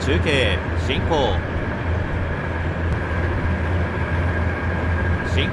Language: Japanese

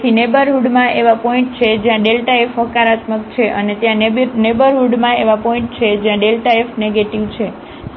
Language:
Gujarati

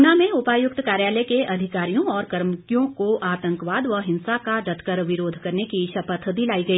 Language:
Hindi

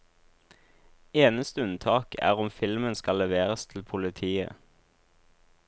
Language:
Norwegian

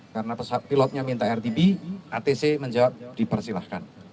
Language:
Indonesian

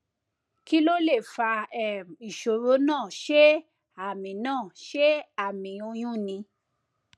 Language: Yoruba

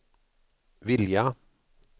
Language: Swedish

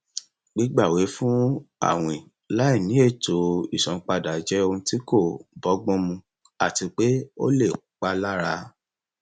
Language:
Yoruba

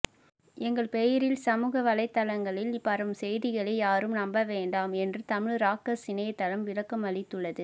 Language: Tamil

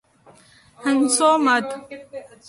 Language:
Urdu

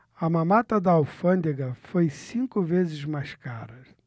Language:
Portuguese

